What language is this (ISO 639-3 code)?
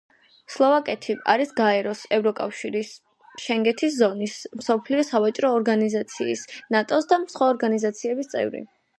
kat